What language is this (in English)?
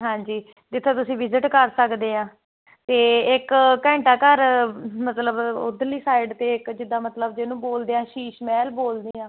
Punjabi